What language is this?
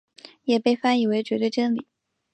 Chinese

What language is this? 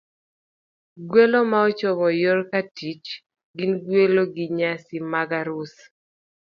Luo (Kenya and Tanzania)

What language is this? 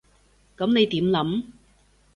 Cantonese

